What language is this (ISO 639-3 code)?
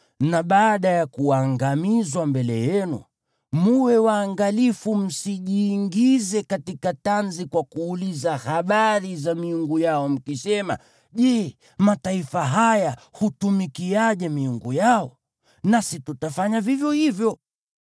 swa